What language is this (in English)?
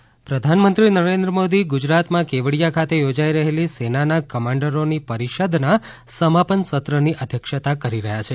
Gujarati